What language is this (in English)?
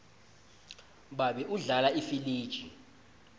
Swati